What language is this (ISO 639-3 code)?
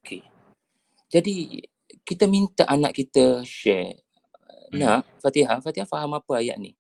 msa